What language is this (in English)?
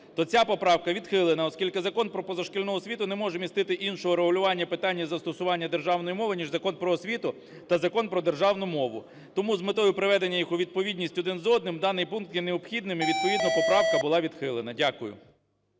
Ukrainian